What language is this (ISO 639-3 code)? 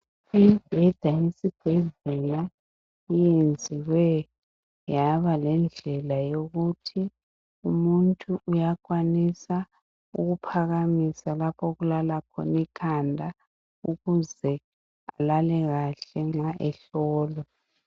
nde